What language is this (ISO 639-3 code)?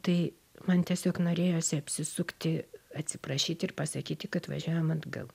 lit